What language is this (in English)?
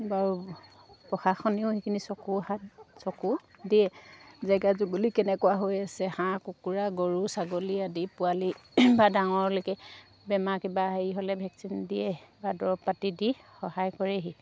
Assamese